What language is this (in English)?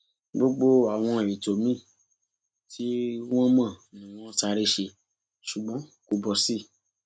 Yoruba